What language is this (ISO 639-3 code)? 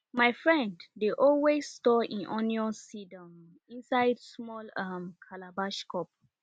pcm